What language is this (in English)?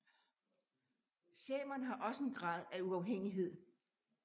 Danish